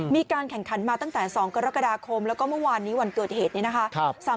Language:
Thai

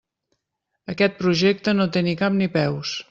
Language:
Catalan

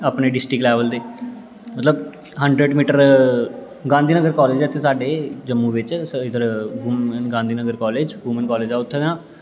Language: Dogri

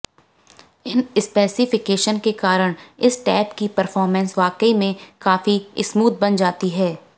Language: Hindi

